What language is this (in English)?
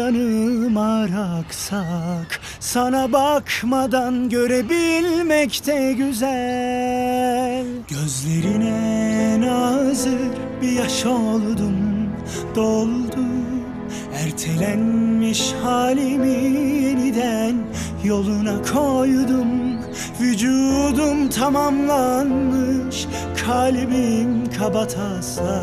Turkish